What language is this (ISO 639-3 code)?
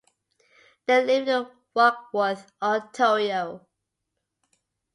eng